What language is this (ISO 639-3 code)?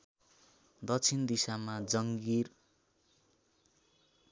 nep